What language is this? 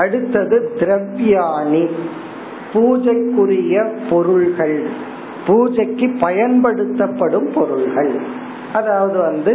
Tamil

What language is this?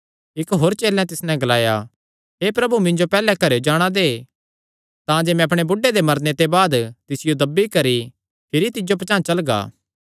Kangri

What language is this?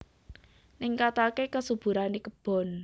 Javanese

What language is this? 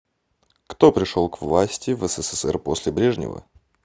Russian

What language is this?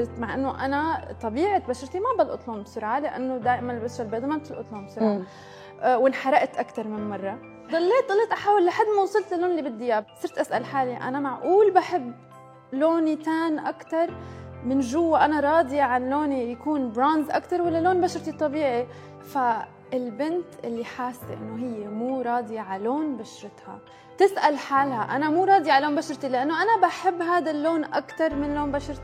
Arabic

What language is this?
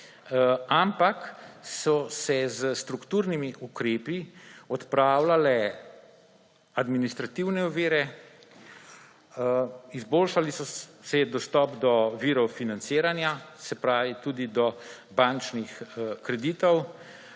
Slovenian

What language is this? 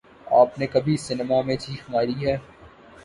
Urdu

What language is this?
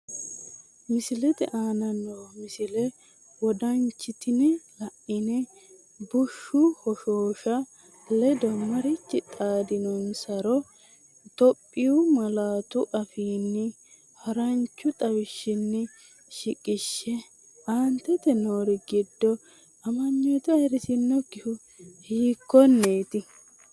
Sidamo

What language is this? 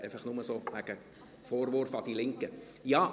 Swiss German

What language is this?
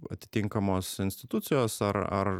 Lithuanian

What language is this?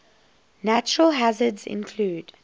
English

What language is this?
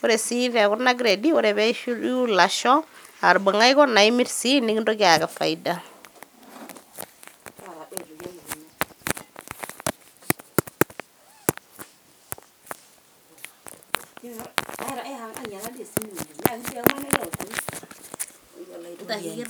Masai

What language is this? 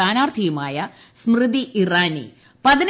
Malayalam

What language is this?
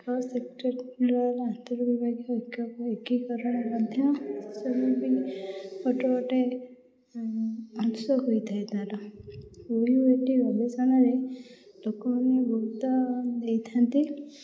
Odia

